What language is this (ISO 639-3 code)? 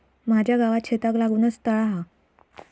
mar